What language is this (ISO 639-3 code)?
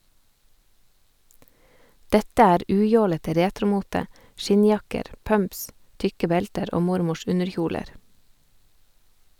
nor